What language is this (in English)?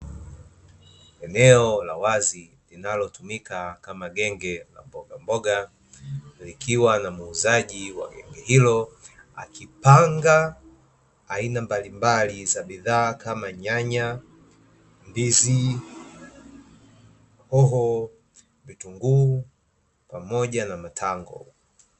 Swahili